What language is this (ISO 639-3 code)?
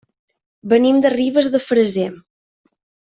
cat